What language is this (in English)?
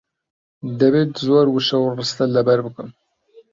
Central Kurdish